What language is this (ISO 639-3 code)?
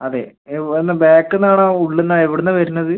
mal